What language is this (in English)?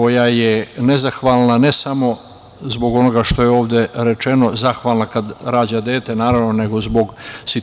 Serbian